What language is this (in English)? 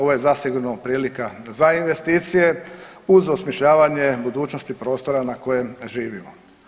Croatian